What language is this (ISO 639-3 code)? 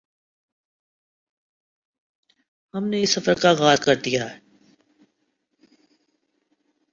urd